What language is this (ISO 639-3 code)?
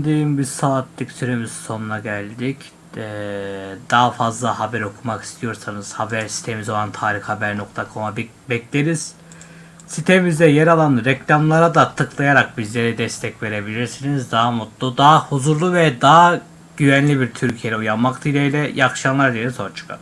tur